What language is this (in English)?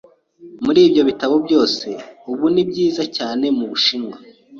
Kinyarwanda